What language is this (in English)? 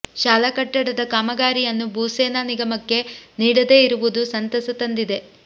Kannada